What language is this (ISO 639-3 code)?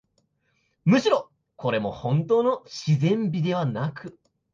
jpn